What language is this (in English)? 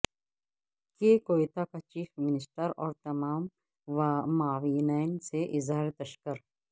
Urdu